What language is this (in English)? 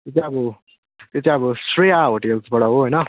Nepali